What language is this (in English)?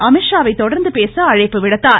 Tamil